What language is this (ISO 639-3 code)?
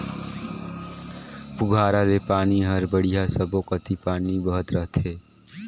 hne